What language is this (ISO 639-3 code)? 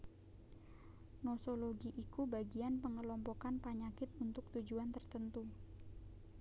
jav